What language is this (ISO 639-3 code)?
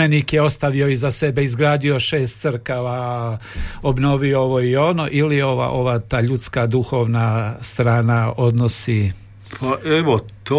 hrv